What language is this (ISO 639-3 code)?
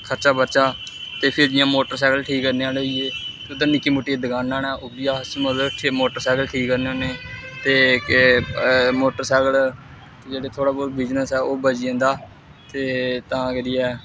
doi